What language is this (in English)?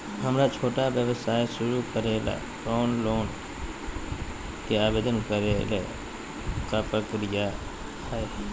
Magahi